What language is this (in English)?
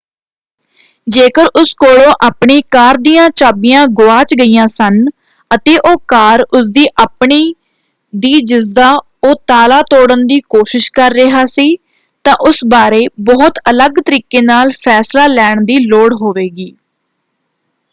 Punjabi